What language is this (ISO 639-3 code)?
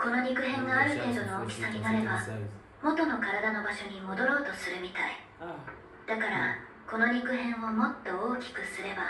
jpn